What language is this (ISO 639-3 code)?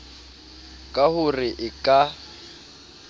sot